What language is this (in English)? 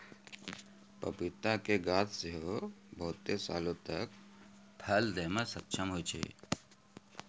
Maithili